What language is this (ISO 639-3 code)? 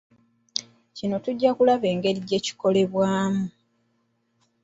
lug